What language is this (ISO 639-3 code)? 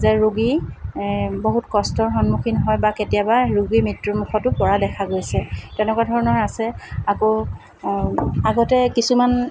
asm